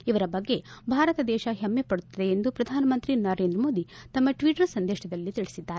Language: Kannada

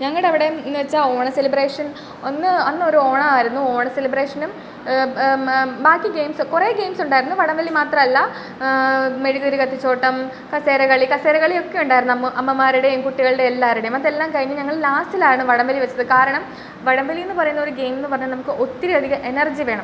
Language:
Malayalam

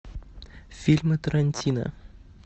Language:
Russian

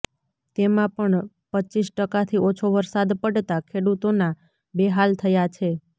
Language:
Gujarati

